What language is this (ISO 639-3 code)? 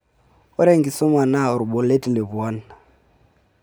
mas